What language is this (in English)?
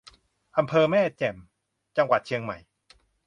Thai